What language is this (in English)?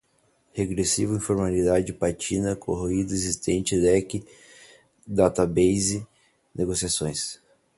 Portuguese